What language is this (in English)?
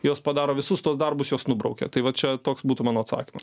Lithuanian